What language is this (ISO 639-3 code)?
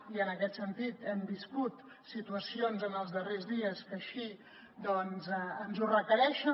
cat